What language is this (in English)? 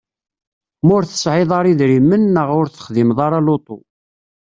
Kabyle